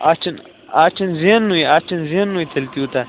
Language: Kashmiri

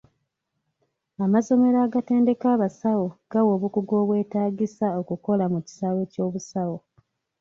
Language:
Ganda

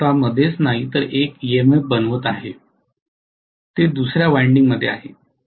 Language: Marathi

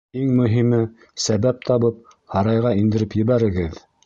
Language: Bashkir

